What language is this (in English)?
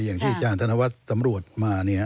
Thai